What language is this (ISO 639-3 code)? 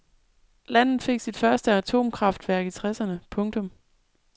dan